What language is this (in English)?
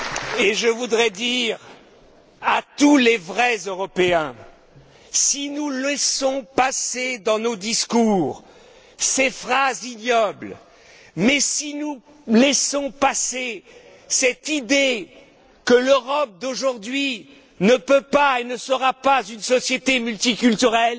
French